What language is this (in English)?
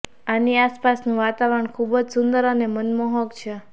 Gujarati